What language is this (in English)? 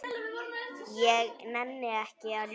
Icelandic